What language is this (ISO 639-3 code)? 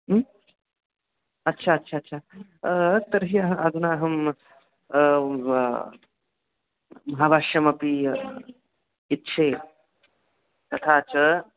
san